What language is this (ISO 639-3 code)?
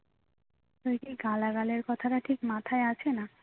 ben